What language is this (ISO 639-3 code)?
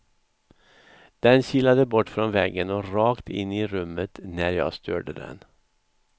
swe